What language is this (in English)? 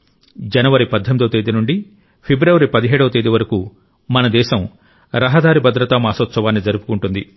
Telugu